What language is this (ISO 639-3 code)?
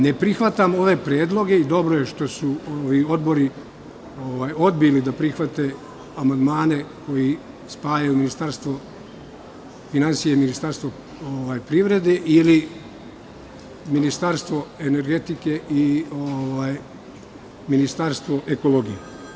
srp